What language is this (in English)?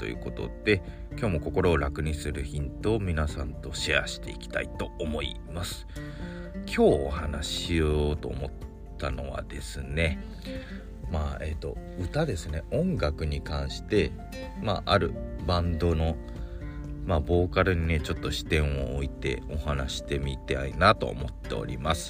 Japanese